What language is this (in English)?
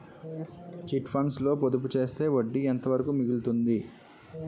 Telugu